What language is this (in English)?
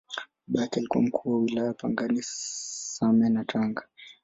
Swahili